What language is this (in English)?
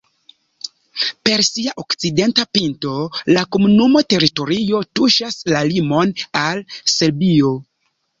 Esperanto